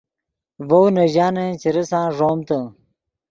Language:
Yidgha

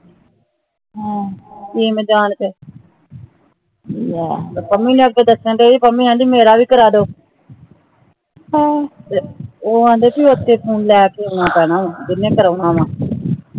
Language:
Punjabi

